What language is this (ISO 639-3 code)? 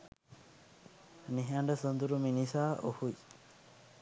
sin